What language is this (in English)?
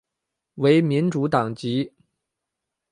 Chinese